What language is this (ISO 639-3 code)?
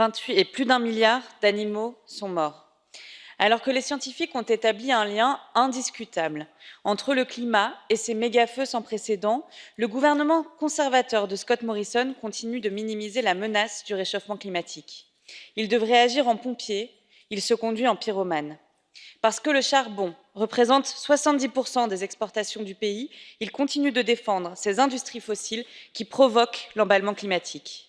fra